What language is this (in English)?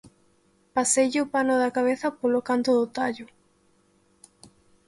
Galician